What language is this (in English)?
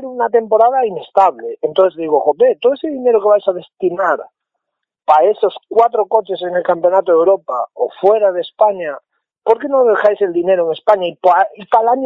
Spanish